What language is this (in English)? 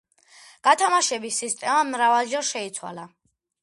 Georgian